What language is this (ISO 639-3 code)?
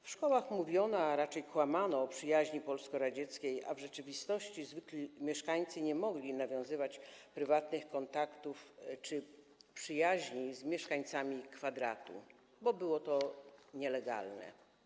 pol